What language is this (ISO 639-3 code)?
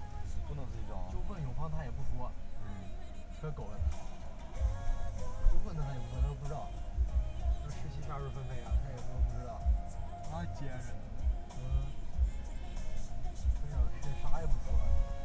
zho